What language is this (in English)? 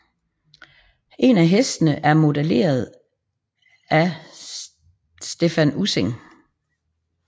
Danish